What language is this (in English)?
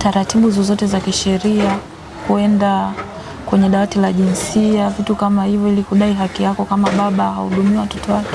Indonesian